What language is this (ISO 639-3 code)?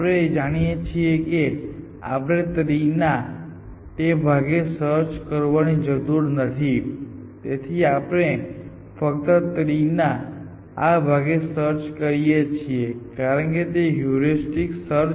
guj